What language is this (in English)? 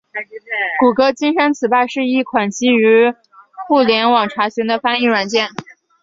Chinese